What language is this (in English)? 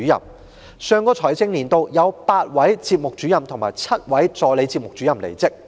Cantonese